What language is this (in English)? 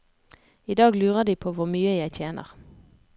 Norwegian